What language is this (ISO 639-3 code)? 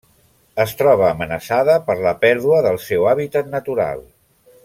cat